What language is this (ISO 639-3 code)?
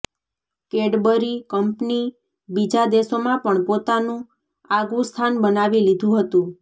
guj